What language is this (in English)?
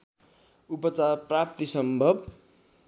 Nepali